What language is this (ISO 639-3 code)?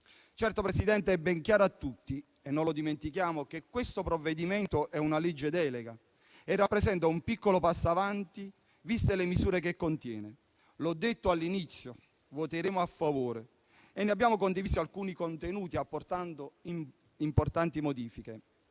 ita